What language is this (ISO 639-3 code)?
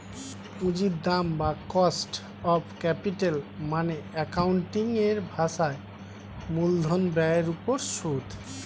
ben